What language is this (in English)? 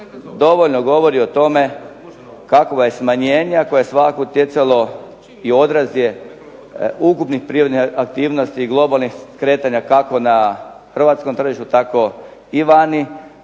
Croatian